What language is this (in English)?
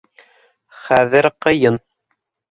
Bashkir